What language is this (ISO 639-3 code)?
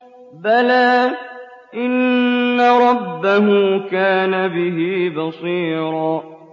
ara